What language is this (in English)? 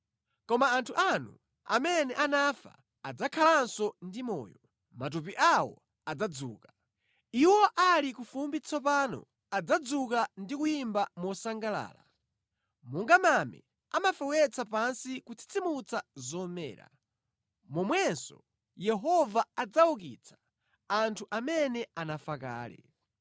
Nyanja